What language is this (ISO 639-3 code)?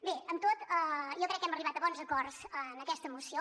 cat